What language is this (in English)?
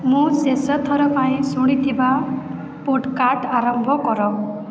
Odia